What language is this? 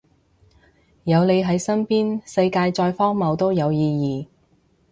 Cantonese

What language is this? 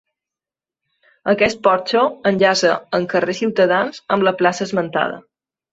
Catalan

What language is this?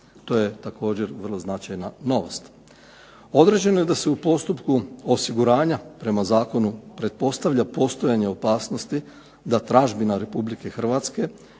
Croatian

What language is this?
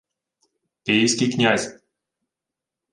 Ukrainian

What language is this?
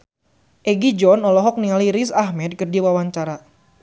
Sundanese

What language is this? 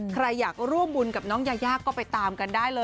Thai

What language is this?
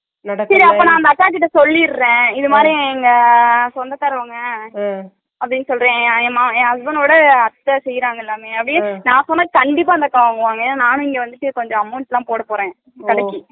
Tamil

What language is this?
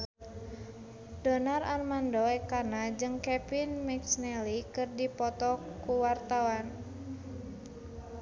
Sundanese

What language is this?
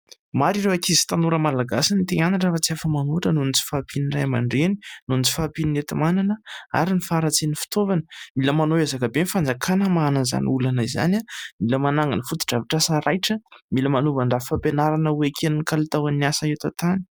Malagasy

